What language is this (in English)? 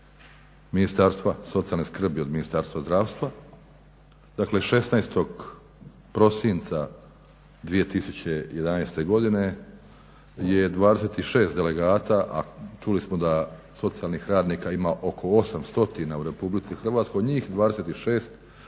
Croatian